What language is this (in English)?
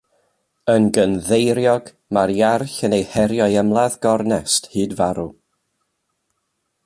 Welsh